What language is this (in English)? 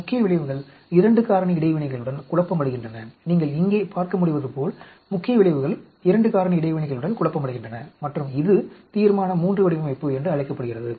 Tamil